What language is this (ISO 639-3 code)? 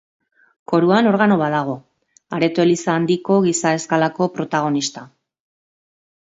eus